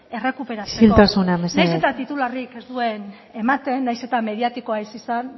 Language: Basque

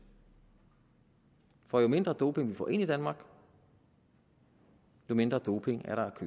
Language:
Danish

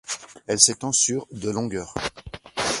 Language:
French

